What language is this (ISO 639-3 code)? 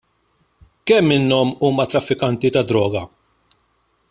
mlt